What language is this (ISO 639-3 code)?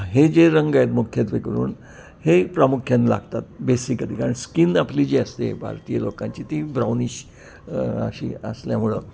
mar